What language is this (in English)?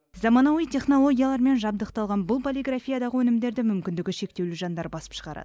Kazakh